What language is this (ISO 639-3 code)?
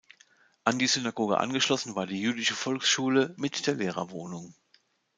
deu